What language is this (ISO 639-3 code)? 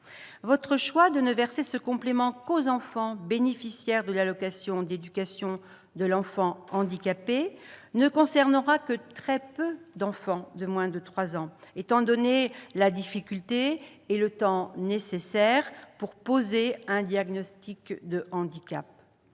fra